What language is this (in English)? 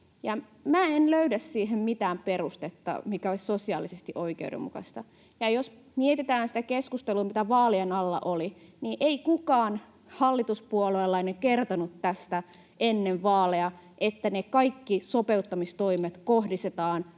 Finnish